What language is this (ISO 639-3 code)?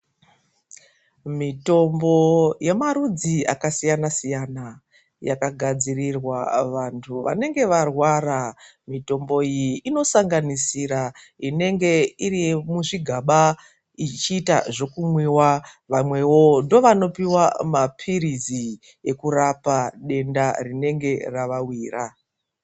ndc